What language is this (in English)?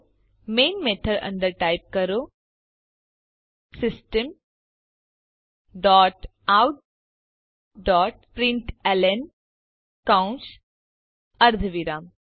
Gujarati